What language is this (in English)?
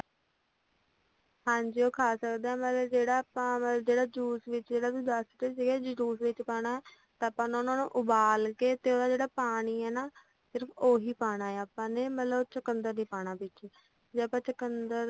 Punjabi